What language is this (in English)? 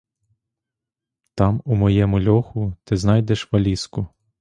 Ukrainian